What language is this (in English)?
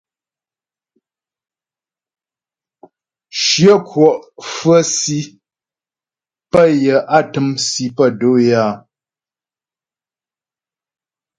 Ghomala